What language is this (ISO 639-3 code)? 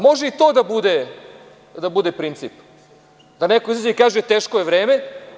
srp